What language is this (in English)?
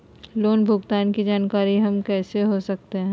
Magahi